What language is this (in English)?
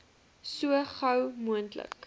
Afrikaans